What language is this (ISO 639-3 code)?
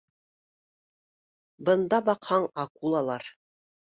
bak